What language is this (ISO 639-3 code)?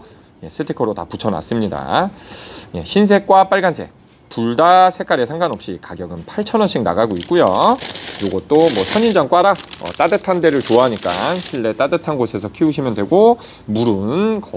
kor